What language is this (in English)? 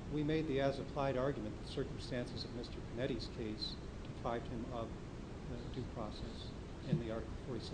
English